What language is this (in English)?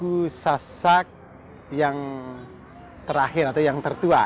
Indonesian